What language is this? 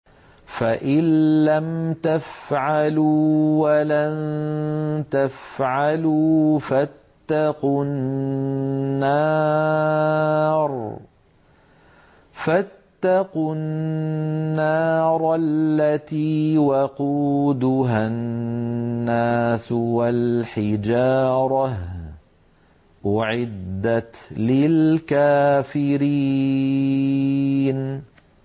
Arabic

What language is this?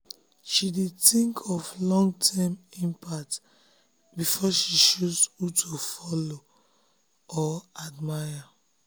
Nigerian Pidgin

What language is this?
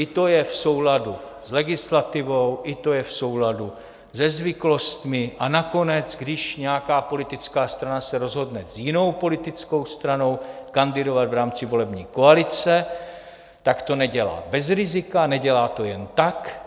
Czech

